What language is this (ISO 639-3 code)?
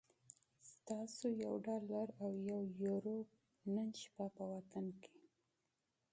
pus